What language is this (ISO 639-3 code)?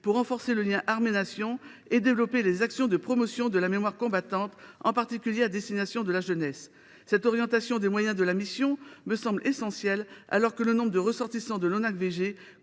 fra